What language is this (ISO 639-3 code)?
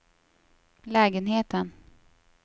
swe